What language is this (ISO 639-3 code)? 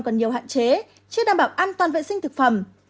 vie